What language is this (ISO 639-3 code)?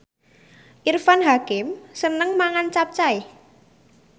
jav